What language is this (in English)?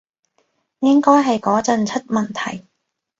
Cantonese